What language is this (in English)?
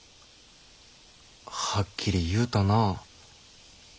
Japanese